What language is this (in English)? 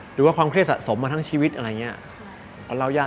Thai